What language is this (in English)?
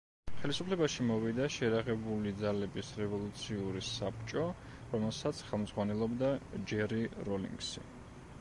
Georgian